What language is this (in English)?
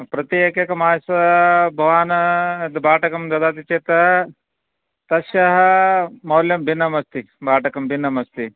Sanskrit